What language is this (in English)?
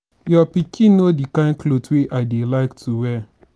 Nigerian Pidgin